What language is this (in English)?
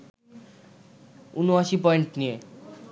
Bangla